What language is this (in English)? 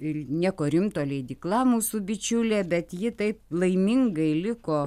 Lithuanian